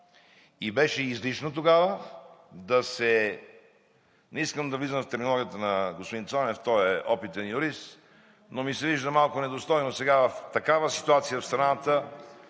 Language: Bulgarian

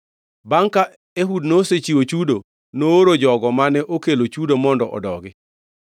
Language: Luo (Kenya and Tanzania)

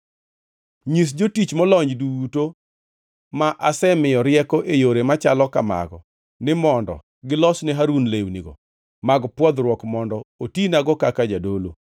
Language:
Luo (Kenya and Tanzania)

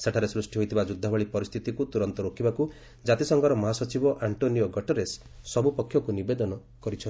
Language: Odia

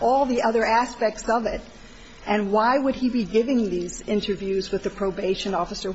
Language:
English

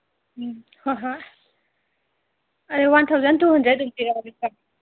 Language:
Manipuri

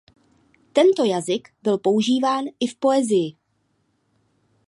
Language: Czech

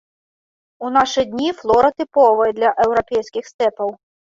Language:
Belarusian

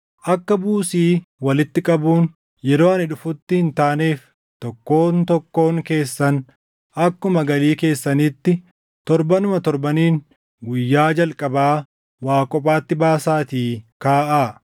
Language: Oromo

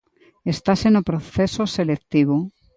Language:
Galician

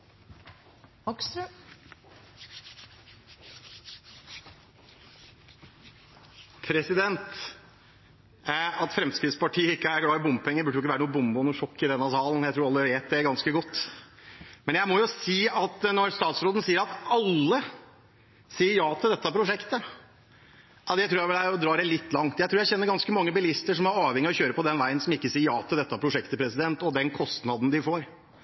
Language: Norwegian Bokmål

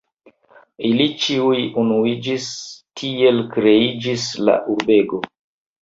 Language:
Esperanto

